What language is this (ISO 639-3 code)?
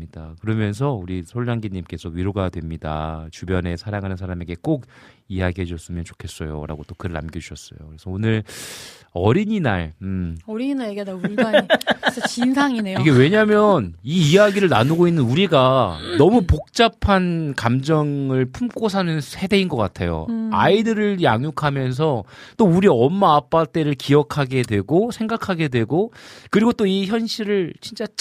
kor